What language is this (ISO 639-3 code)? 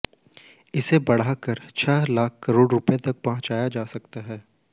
hin